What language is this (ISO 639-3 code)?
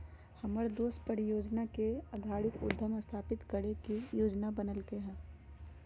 mag